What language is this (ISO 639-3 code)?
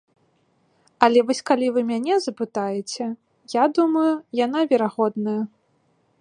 bel